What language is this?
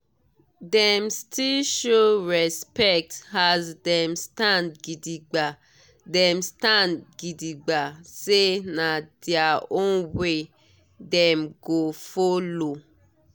Nigerian Pidgin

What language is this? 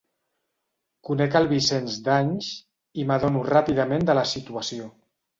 Catalan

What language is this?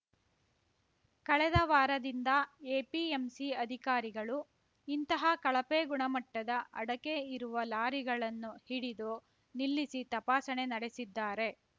Kannada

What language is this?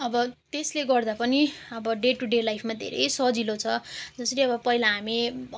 Nepali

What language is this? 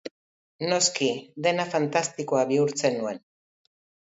Basque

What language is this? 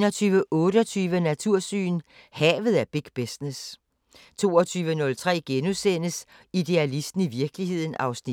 Danish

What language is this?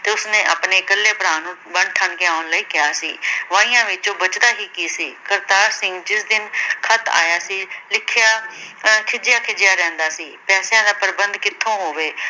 Punjabi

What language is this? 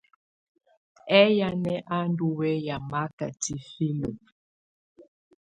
Tunen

